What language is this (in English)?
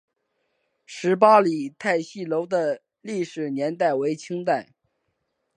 Chinese